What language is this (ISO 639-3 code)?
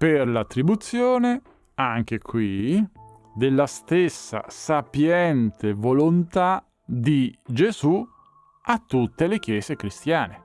ita